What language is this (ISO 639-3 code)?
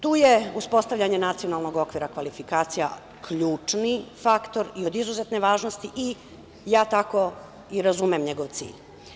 srp